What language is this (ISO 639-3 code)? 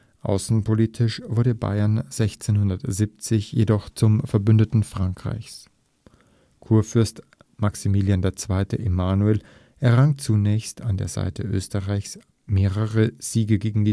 deu